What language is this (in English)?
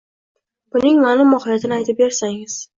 Uzbek